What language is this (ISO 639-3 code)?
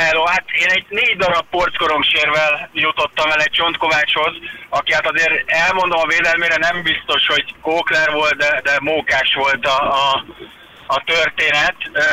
hun